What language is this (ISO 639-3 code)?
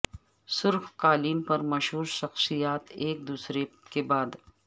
urd